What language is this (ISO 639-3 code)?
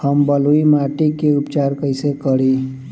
bho